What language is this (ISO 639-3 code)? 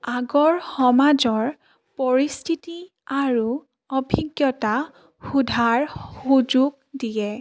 asm